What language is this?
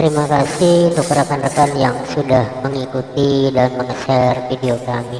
Indonesian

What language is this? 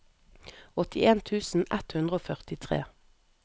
Norwegian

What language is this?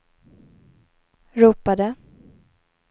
Swedish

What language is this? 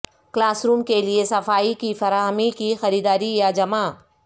Urdu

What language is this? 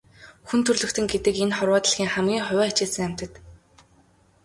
Mongolian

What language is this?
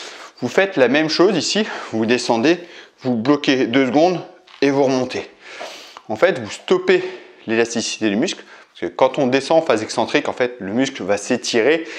French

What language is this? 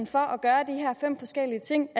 Danish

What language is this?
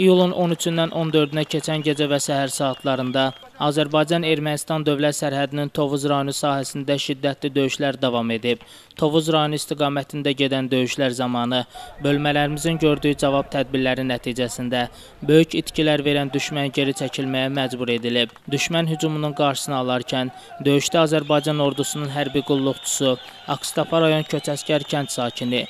Turkish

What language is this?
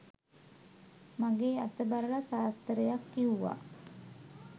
Sinhala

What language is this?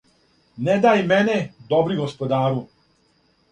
Serbian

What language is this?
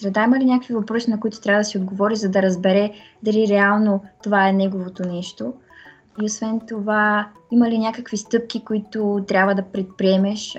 Bulgarian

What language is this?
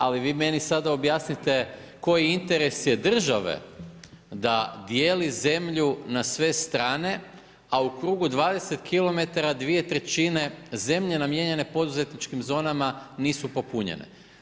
Croatian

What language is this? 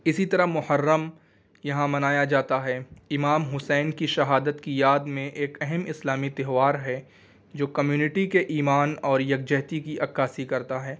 Urdu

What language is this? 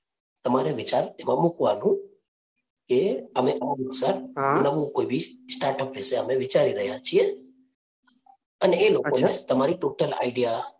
Gujarati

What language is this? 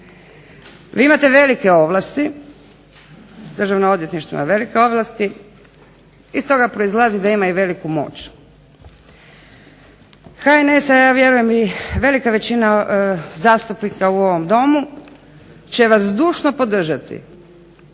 Croatian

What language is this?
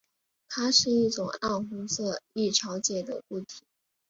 Chinese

